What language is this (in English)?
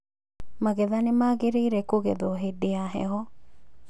Kikuyu